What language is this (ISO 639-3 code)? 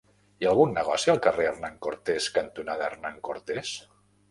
cat